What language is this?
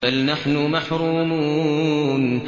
Arabic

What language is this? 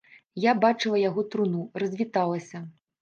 Belarusian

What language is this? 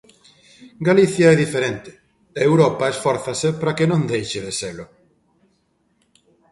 Galician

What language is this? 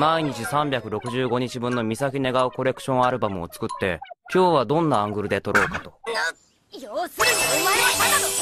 Japanese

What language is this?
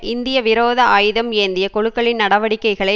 Tamil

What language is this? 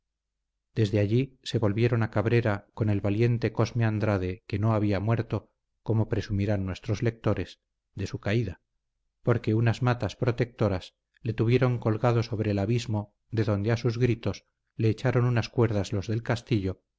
Spanish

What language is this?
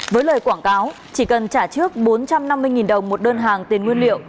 Vietnamese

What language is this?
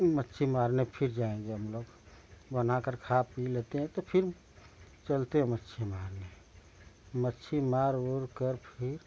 Hindi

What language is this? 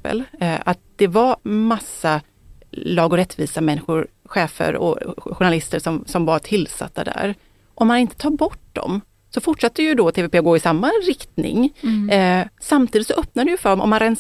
Swedish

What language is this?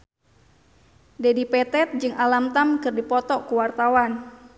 Sundanese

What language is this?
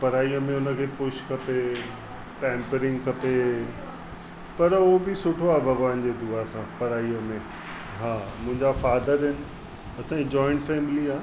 Sindhi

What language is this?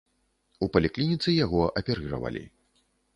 Belarusian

